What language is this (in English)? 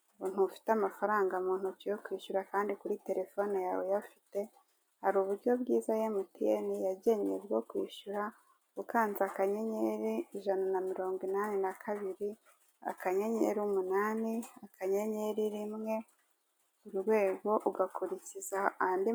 Kinyarwanda